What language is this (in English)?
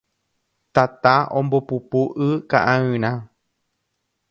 Guarani